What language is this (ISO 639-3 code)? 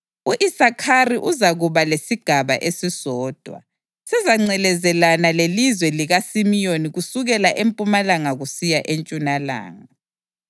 nde